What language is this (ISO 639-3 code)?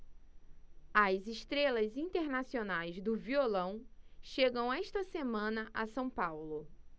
por